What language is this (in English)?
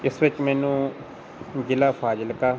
Punjabi